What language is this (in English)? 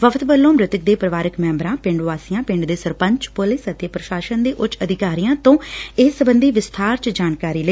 Punjabi